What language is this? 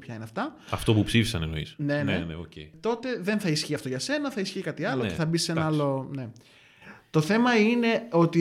Greek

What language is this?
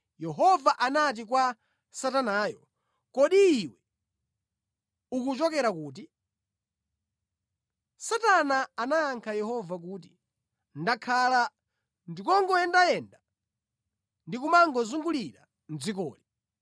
Nyanja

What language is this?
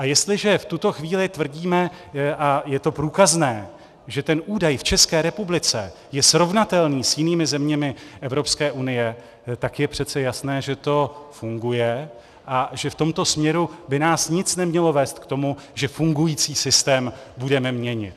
Czech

